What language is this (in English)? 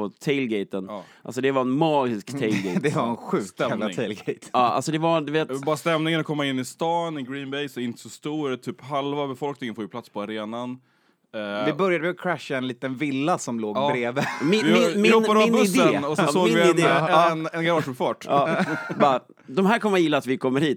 Swedish